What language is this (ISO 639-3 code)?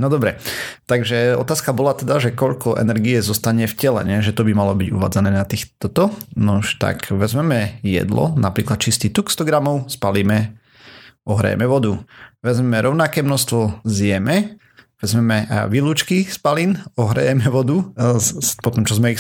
slk